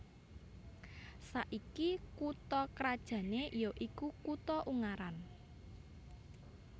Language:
Javanese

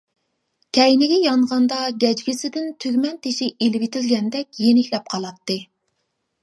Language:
Uyghur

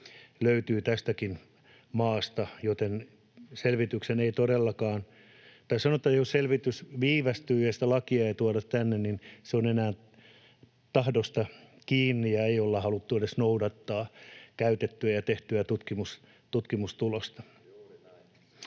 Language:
Finnish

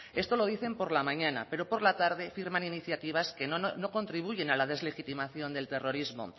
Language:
Spanish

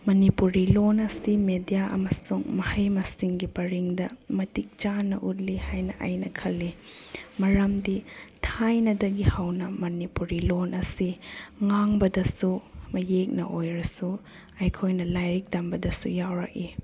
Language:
Manipuri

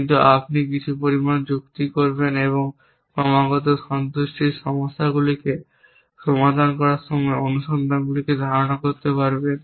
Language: Bangla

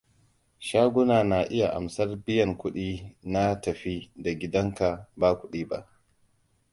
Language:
Hausa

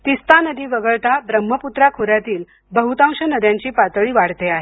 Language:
Marathi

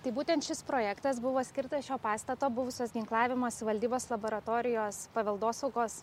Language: Lithuanian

